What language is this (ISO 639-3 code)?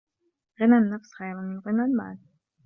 ara